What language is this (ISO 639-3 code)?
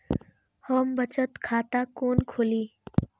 mai